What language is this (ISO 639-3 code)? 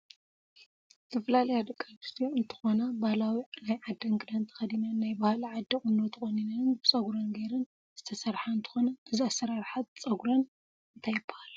tir